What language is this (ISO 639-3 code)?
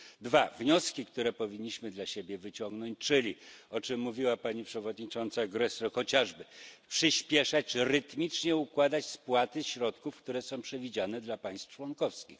pol